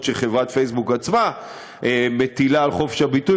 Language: Hebrew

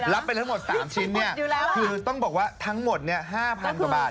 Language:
Thai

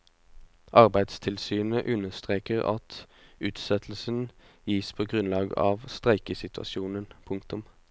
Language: Norwegian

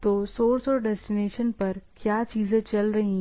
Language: Hindi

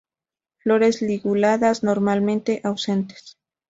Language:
Spanish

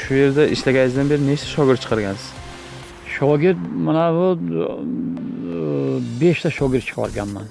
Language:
Turkish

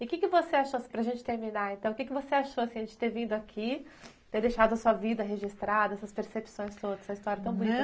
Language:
Portuguese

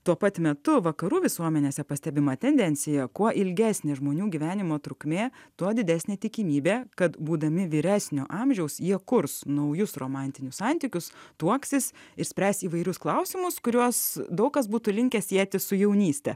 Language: Lithuanian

